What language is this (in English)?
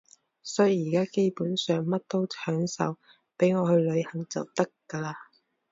Cantonese